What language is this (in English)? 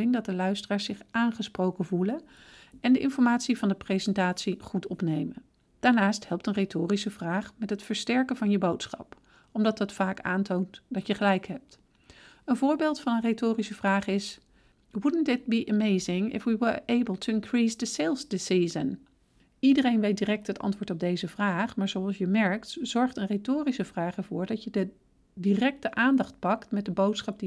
Dutch